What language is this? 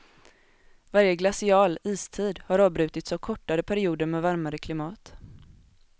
Swedish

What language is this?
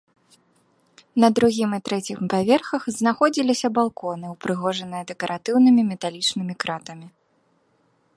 Belarusian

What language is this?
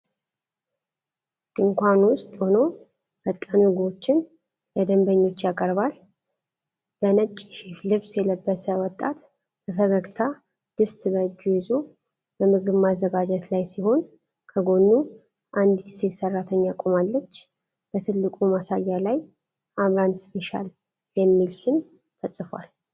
Amharic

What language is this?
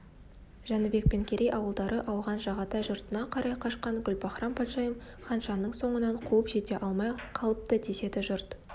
Kazakh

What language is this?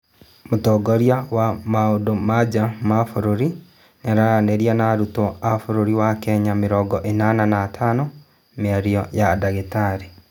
Kikuyu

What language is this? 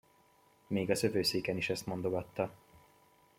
Hungarian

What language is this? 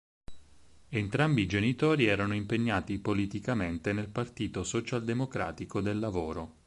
Italian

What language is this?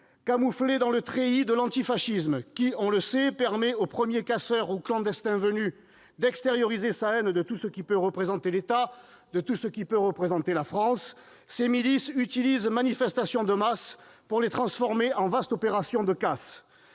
French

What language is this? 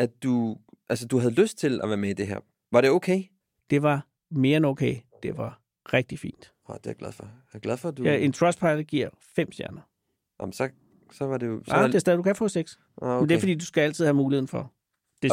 Danish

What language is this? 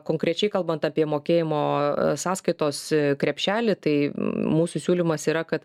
Lithuanian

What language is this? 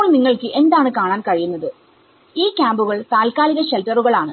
Malayalam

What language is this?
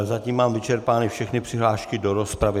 Czech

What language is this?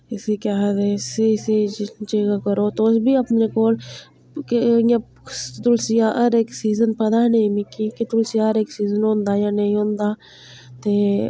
Dogri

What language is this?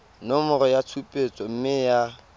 Tswana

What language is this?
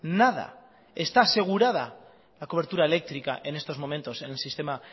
Spanish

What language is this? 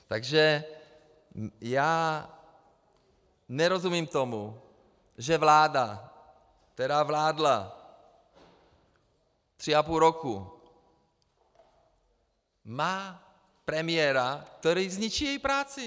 Czech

